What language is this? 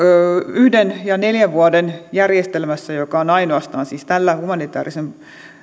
Finnish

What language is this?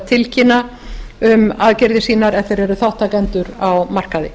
Icelandic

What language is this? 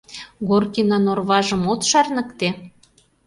Mari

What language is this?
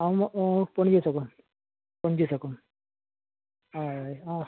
Konkani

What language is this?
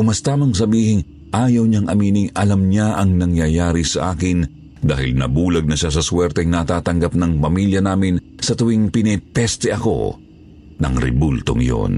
Filipino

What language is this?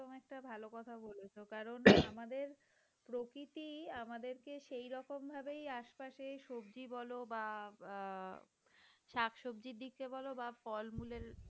Bangla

